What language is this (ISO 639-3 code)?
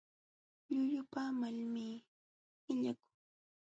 qxw